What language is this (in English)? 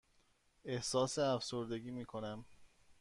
Persian